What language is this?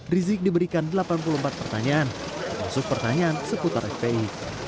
Indonesian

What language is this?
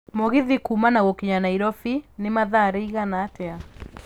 Kikuyu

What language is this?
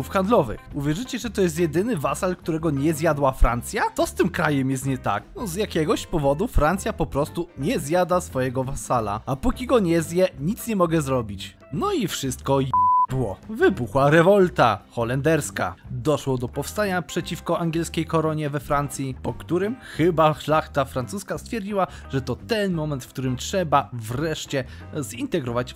Polish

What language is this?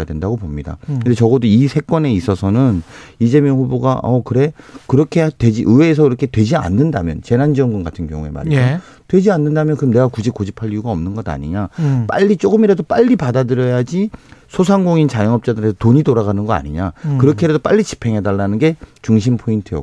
Korean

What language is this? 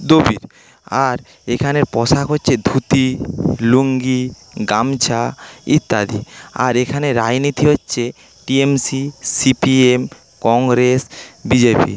Bangla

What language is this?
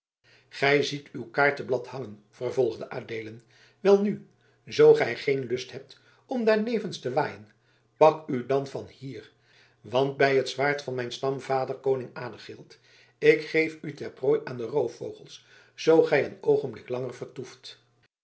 Dutch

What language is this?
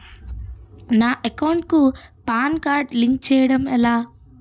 Telugu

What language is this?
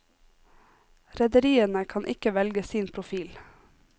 Norwegian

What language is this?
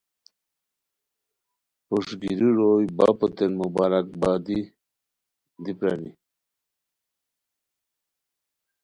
Khowar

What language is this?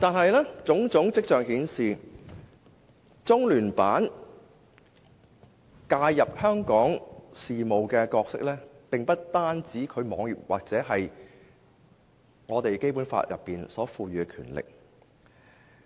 Cantonese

